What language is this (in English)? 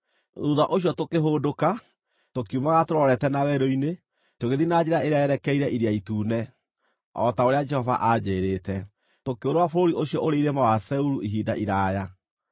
Kikuyu